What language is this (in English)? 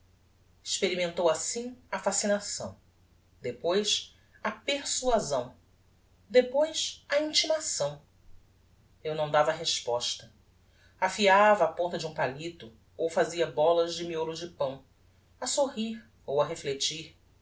Portuguese